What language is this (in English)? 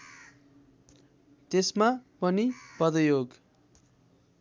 Nepali